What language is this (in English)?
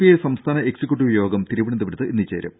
Malayalam